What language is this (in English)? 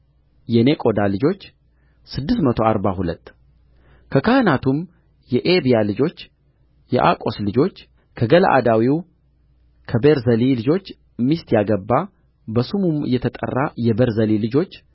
Amharic